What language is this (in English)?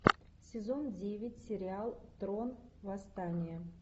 Russian